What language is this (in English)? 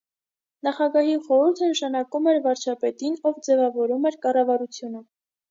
Armenian